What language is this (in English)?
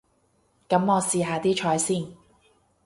Cantonese